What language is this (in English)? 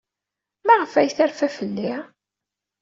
Kabyle